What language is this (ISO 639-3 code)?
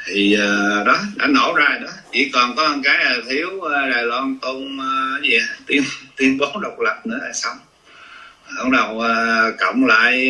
vie